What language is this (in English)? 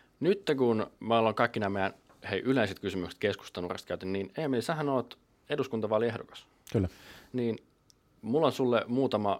Finnish